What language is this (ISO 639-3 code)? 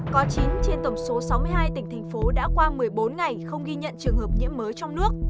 vie